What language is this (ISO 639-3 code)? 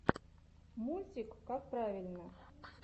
rus